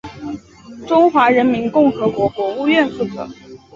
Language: Chinese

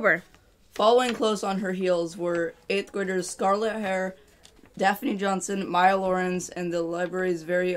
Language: English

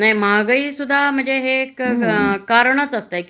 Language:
Marathi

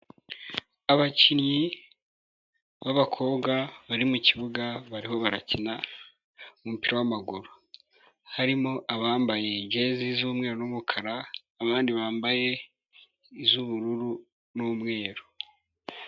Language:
Kinyarwanda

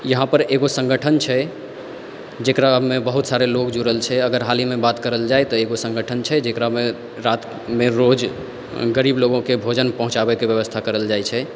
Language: Maithili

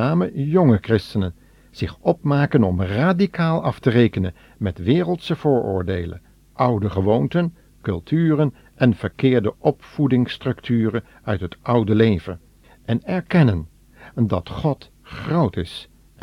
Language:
Dutch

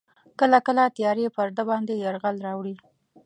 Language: Pashto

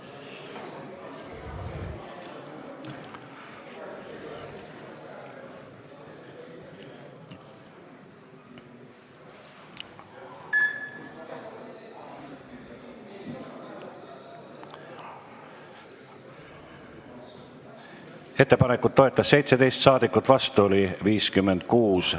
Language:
Estonian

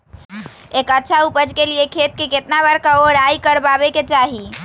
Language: Magahi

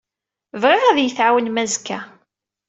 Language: Kabyle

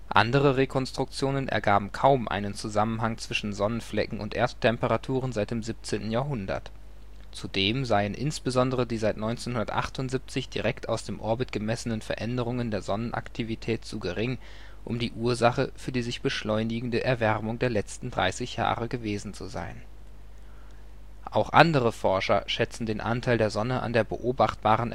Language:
German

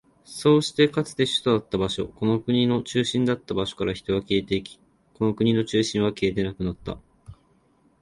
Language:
Japanese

